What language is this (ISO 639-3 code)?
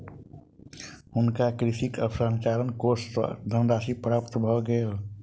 mai